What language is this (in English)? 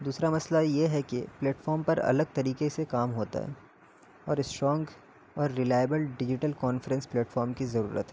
Urdu